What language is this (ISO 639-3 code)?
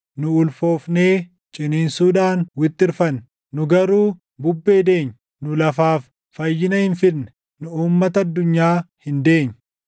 orm